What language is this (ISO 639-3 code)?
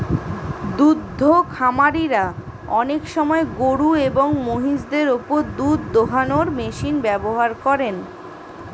ben